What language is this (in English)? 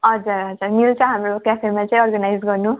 Nepali